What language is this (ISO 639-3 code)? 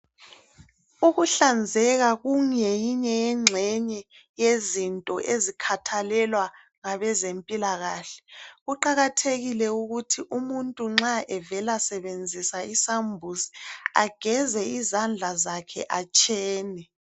nde